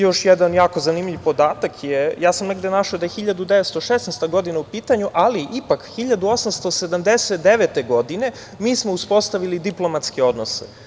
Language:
Serbian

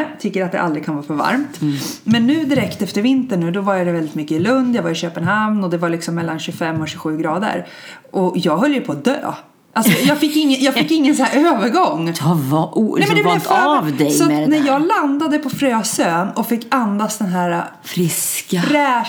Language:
Swedish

